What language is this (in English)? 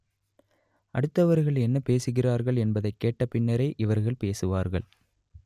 Tamil